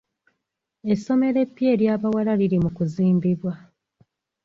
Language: Ganda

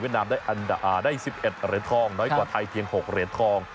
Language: Thai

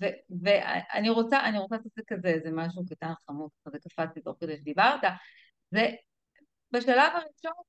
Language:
Hebrew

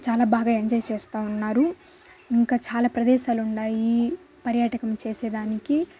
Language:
Telugu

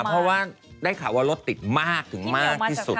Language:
Thai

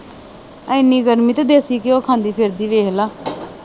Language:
Punjabi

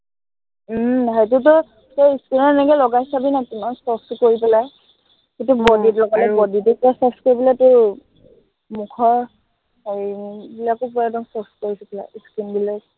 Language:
Assamese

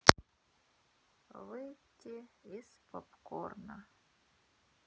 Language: Russian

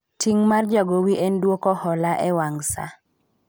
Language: Luo (Kenya and Tanzania)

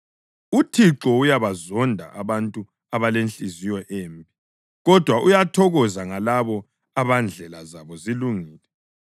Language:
North Ndebele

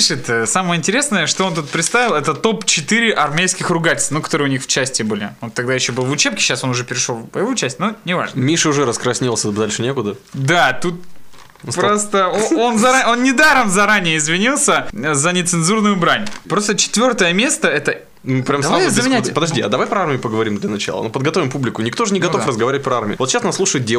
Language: Russian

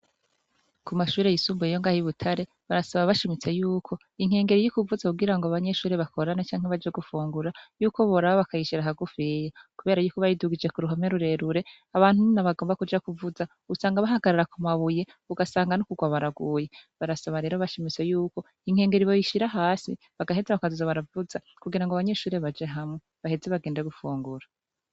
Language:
Rundi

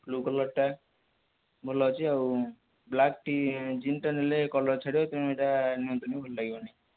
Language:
Odia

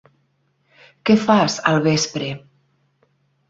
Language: Catalan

